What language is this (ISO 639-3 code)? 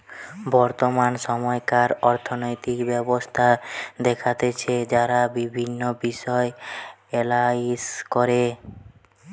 ben